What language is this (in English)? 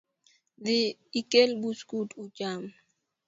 Luo (Kenya and Tanzania)